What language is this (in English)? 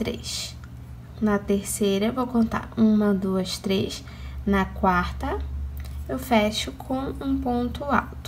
Portuguese